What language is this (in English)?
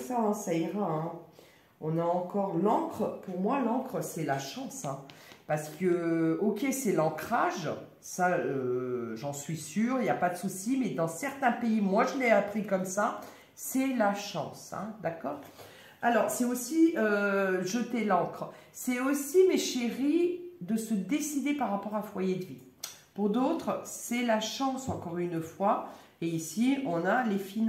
French